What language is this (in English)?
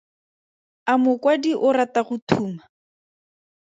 Tswana